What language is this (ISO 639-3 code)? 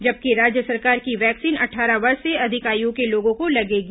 hin